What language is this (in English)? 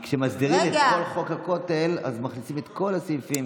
Hebrew